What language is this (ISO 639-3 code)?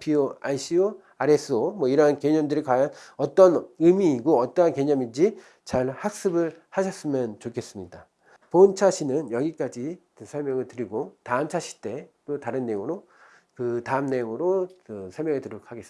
kor